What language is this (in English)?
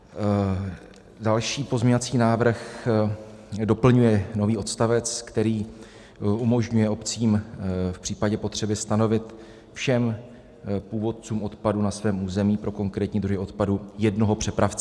Czech